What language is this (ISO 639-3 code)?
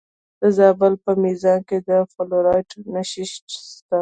pus